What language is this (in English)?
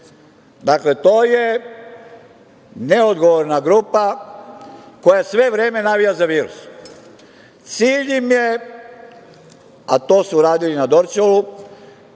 Serbian